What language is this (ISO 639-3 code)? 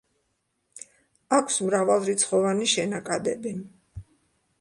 kat